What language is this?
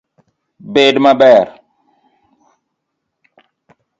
Luo (Kenya and Tanzania)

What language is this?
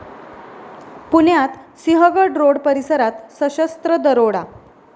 Marathi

